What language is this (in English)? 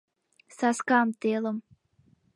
Mari